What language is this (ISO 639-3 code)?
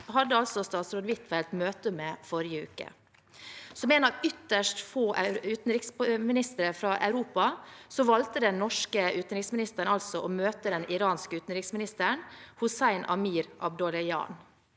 nor